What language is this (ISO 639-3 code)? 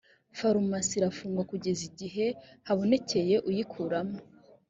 kin